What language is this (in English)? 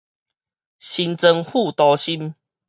Min Nan Chinese